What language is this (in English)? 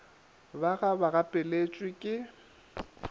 Northern Sotho